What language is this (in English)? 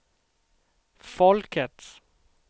Swedish